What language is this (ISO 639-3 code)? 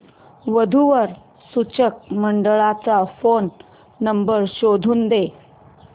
mar